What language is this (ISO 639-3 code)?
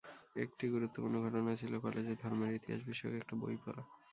ben